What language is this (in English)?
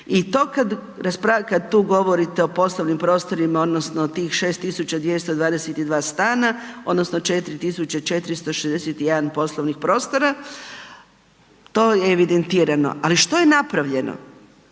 Croatian